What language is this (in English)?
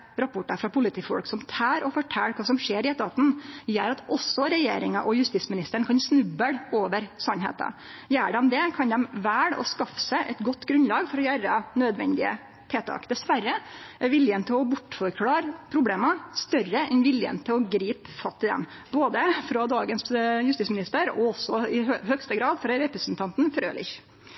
Norwegian Nynorsk